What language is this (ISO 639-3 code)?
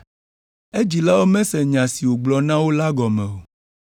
ewe